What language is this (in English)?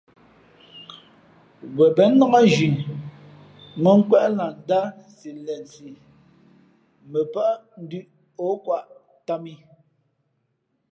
Fe'fe'